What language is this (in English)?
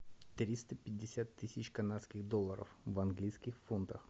Russian